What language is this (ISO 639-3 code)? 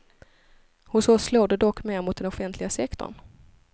swe